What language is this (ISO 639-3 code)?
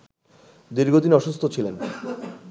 ben